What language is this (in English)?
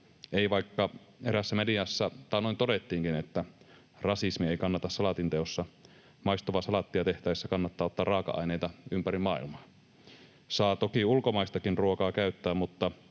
Finnish